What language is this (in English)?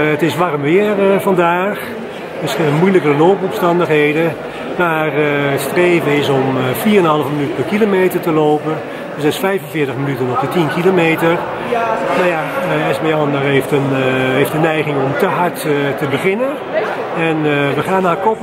Dutch